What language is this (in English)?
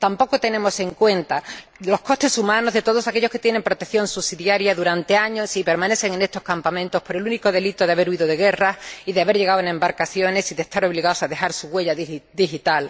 Spanish